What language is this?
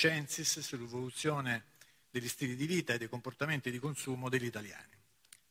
Italian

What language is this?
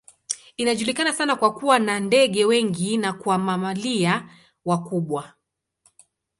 Swahili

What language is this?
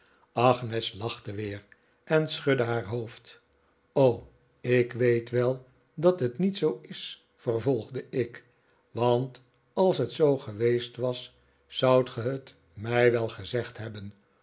Dutch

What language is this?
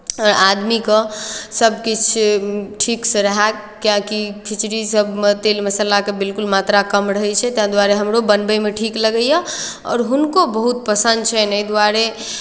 Maithili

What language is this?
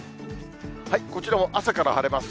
Japanese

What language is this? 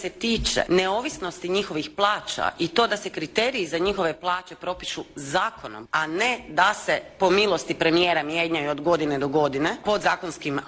Croatian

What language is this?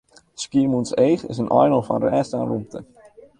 Western Frisian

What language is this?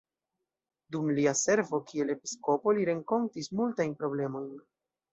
Esperanto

